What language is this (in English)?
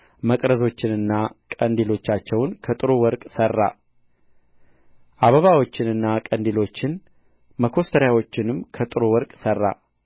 Amharic